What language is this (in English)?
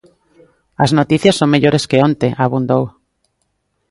Galician